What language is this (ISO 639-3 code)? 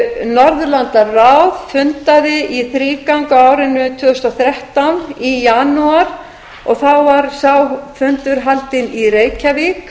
isl